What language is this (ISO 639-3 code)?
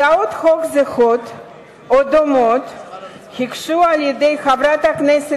heb